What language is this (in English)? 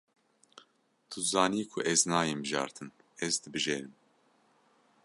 Kurdish